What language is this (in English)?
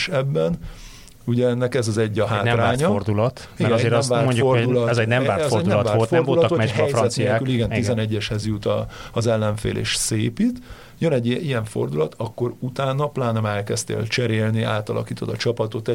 Hungarian